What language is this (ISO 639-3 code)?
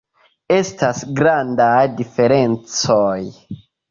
epo